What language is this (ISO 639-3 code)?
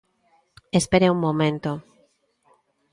glg